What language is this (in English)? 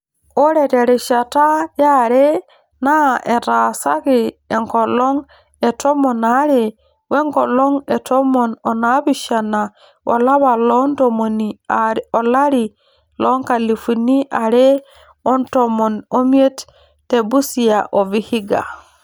Masai